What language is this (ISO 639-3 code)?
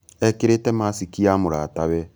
kik